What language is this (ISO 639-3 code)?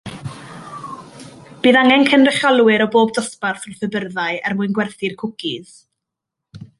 cym